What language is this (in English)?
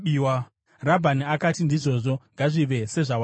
Shona